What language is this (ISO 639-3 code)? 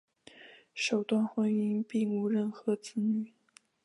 zho